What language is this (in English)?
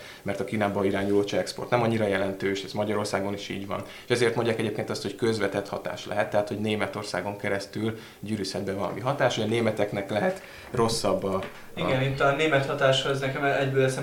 Hungarian